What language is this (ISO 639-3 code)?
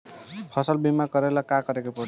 bho